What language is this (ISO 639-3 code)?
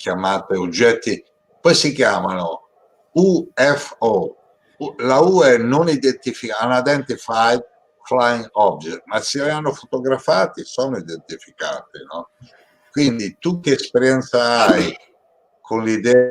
ita